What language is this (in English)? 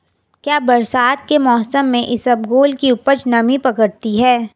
Hindi